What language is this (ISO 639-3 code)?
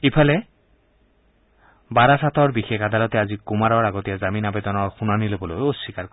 asm